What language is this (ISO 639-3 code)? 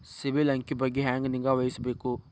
kan